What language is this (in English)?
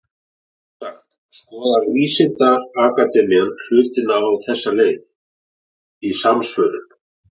Icelandic